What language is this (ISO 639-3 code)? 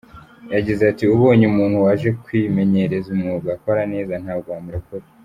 kin